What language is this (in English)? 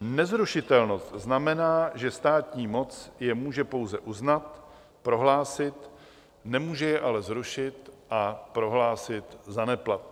Czech